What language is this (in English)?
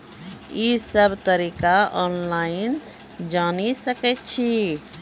Maithili